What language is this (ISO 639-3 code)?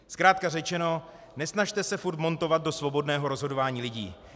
ces